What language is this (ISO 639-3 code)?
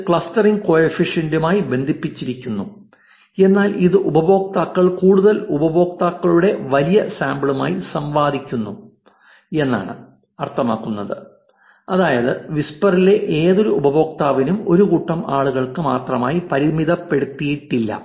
mal